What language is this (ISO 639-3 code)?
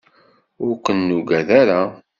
kab